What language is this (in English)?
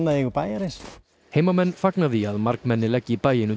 Icelandic